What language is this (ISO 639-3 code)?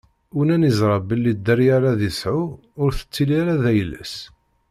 kab